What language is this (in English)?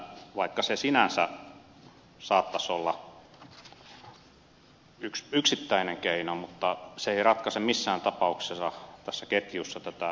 Finnish